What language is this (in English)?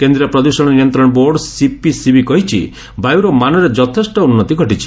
Odia